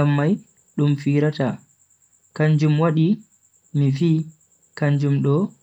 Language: Bagirmi Fulfulde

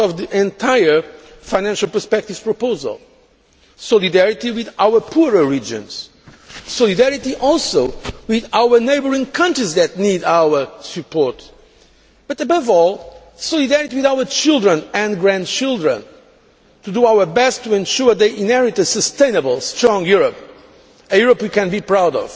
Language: English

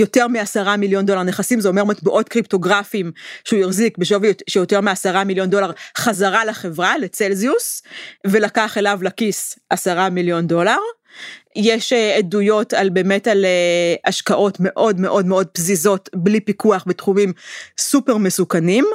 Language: Hebrew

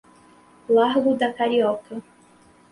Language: Portuguese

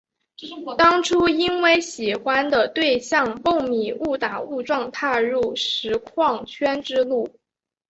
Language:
Chinese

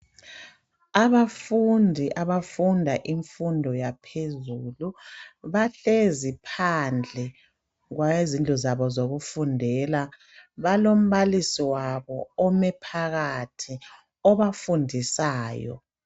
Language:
North Ndebele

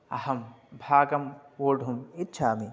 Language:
Sanskrit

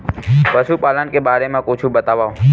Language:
Chhattisgarhi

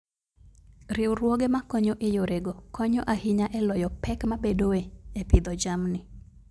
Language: Luo (Kenya and Tanzania)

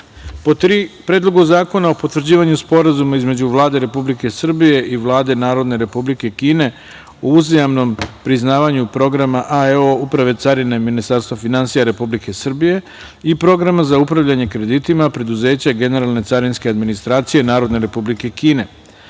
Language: Serbian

